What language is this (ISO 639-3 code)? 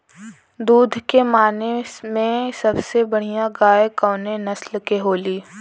bho